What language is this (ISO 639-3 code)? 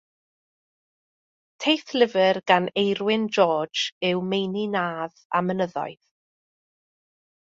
cym